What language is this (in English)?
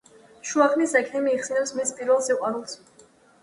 Georgian